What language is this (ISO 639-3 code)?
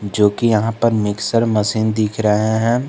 hin